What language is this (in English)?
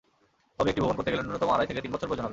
Bangla